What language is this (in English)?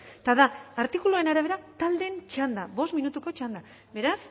Basque